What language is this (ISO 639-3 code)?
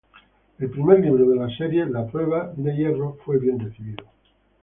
spa